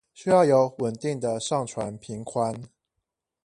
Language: Chinese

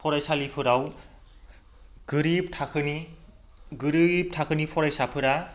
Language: Bodo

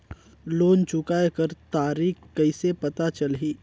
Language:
Chhattisgarhi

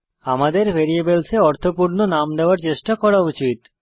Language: Bangla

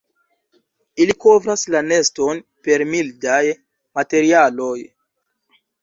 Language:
Esperanto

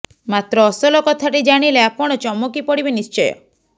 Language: Odia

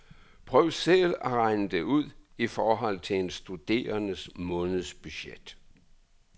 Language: Danish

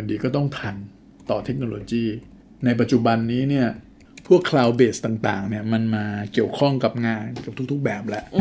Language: Thai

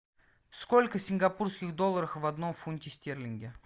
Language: Russian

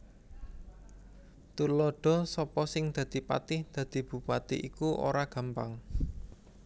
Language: Javanese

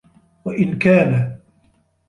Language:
Arabic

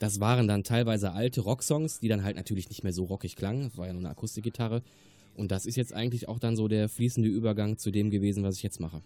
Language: German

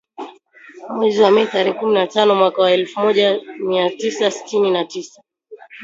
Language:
Swahili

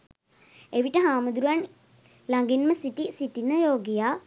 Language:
Sinhala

